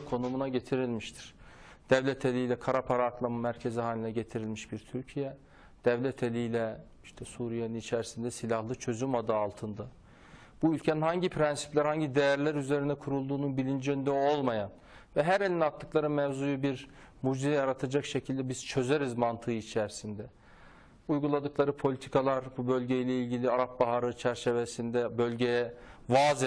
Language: Turkish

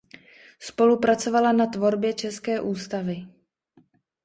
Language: Czech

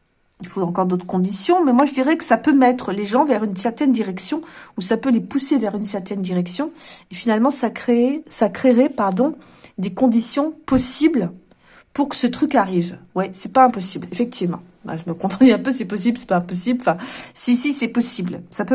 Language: French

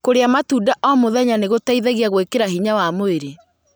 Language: Kikuyu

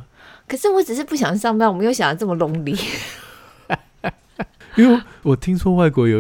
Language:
Chinese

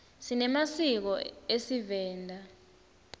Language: Swati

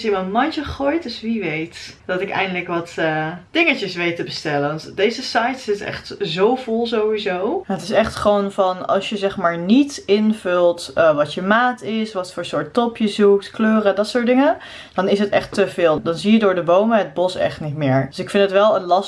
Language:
Dutch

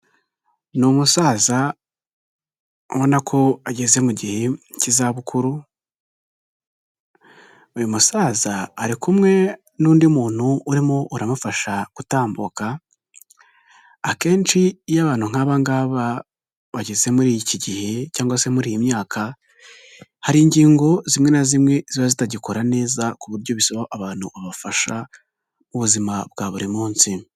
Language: Kinyarwanda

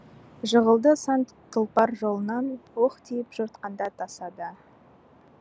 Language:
Kazakh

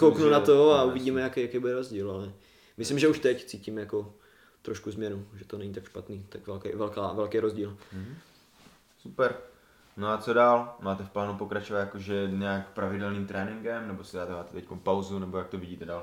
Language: Czech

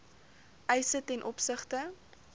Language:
Afrikaans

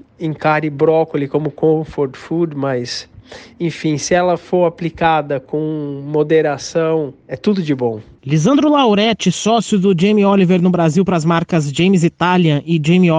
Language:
Portuguese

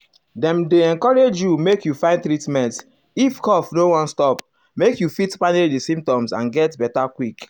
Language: Nigerian Pidgin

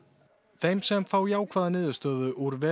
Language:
Icelandic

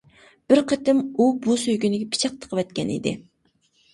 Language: Uyghur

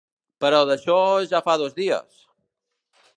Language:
Catalan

